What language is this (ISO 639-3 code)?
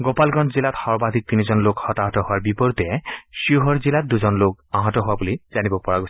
asm